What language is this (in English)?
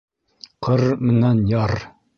Bashkir